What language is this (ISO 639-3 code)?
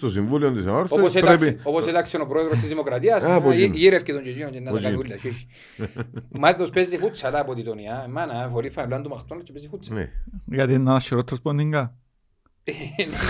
ell